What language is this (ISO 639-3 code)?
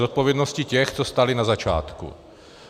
ces